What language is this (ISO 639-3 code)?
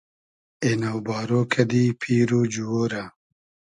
haz